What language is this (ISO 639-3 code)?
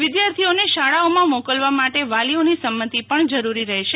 guj